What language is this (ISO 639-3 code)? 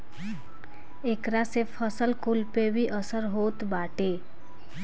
bho